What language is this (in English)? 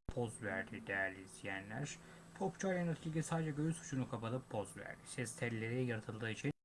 Turkish